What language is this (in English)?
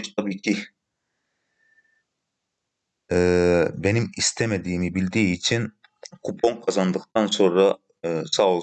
Turkish